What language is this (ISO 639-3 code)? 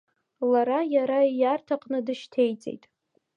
abk